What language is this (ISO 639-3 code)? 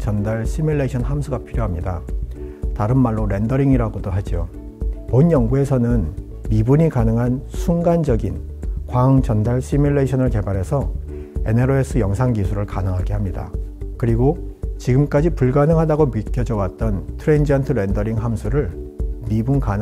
kor